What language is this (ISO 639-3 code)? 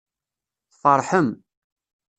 kab